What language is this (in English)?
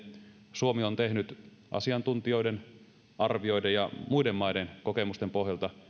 Finnish